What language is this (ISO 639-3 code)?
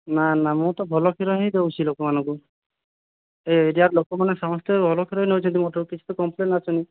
ori